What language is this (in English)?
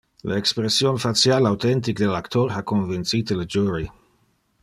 Interlingua